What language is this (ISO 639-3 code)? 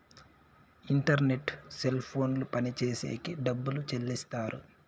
tel